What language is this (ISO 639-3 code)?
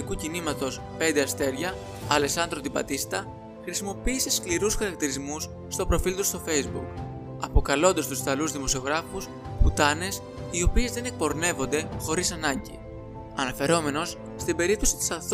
ell